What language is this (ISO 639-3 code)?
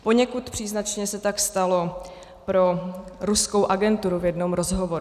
ces